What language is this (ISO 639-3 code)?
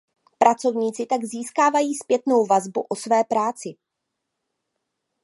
ces